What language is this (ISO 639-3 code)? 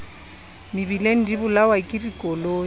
sot